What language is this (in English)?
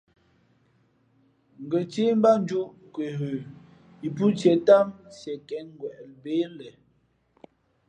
Fe'fe'